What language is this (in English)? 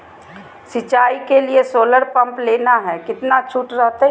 Magahi